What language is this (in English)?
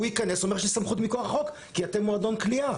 Hebrew